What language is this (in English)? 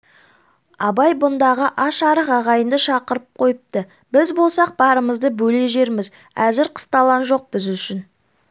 Kazakh